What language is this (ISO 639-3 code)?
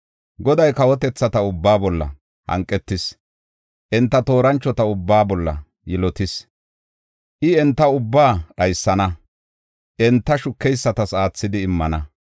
gof